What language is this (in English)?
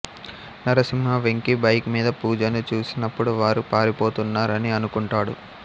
Telugu